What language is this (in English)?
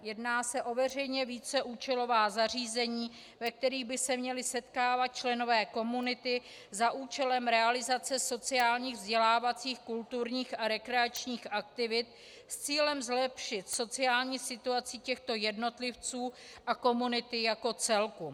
Czech